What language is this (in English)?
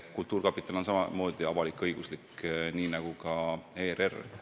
Estonian